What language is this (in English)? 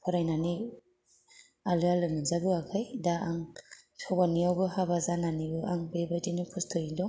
Bodo